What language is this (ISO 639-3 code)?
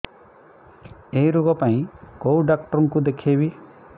ori